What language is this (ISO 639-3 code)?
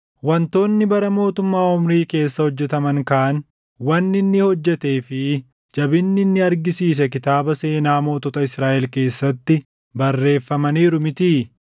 orm